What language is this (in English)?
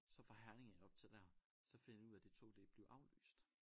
Danish